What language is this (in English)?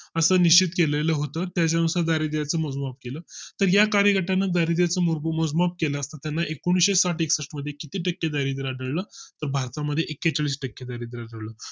Marathi